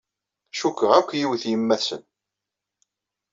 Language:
Kabyle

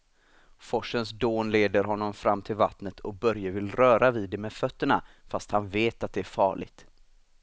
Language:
Swedish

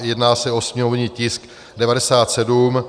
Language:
Czech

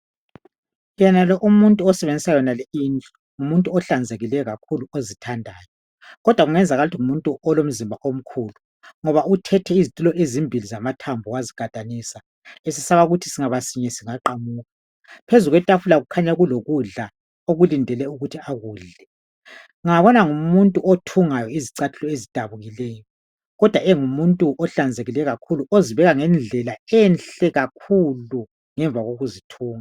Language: North Ndebele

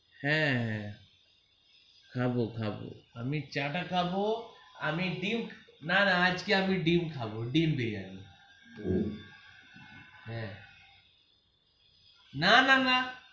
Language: Bangla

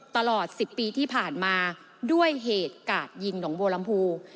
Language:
Thai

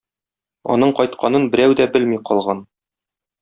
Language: Tatar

